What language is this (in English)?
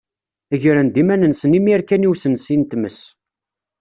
Kabyle